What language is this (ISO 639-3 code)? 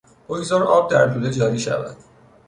fas